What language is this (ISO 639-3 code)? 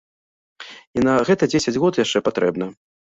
bel